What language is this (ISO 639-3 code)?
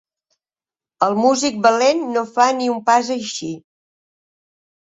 cat